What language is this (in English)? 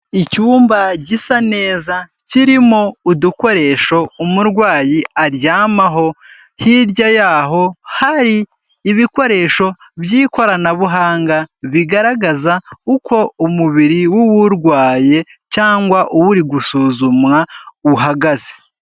Kinyarwanda